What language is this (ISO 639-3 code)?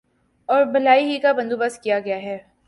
urd